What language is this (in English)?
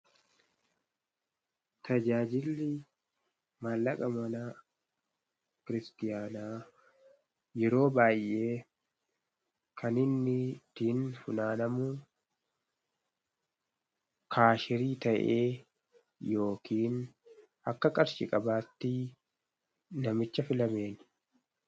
Oromo